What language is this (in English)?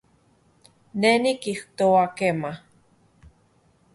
Central Puebla Nahuatl